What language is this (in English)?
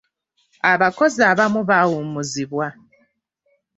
Ganda